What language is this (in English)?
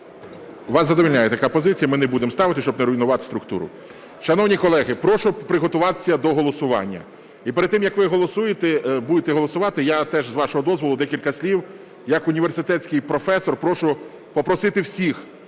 Ukrainian